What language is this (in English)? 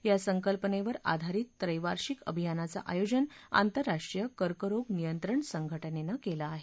Marathi